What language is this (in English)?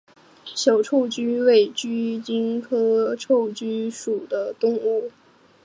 Chinese